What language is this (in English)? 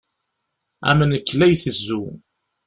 Kabyle